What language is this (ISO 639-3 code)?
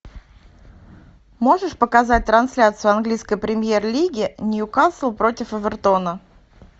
rus